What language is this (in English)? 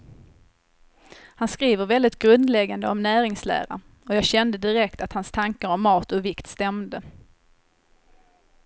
Swedish